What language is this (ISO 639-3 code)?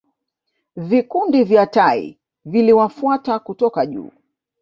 swa